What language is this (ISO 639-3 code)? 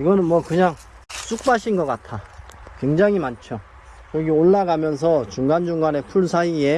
kor